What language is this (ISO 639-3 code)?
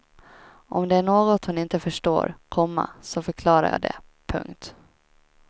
swe